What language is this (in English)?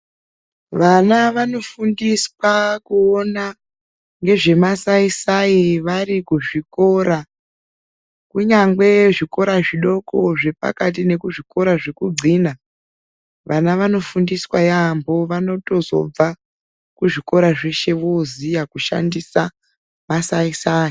Ndau